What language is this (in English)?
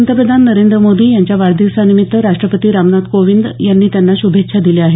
Marathi